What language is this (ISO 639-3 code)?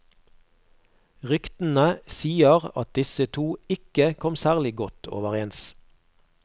nor